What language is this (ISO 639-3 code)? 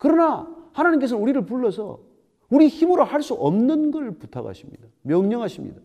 kor